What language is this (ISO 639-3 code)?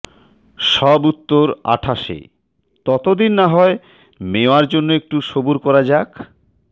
ben